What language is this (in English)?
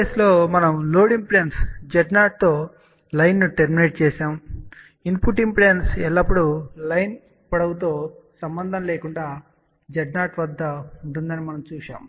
Telugu